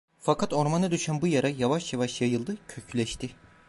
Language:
Turkish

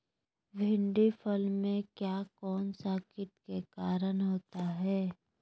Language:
Magahi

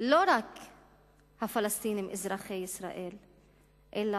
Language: Hebrew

